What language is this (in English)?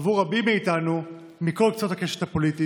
Hebrew